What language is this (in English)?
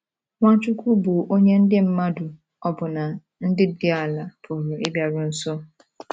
Igbo